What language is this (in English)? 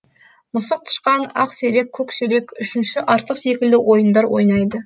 Kazakh